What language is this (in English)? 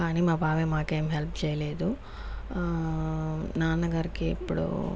Telugu